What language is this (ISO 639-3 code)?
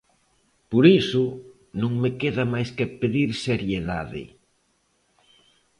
glg